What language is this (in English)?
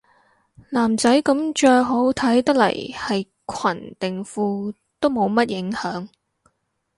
Cantonese